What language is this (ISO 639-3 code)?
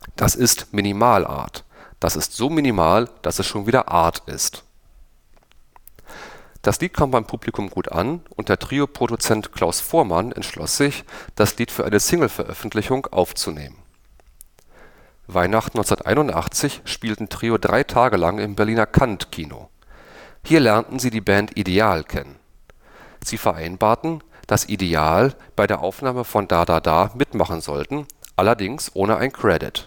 deu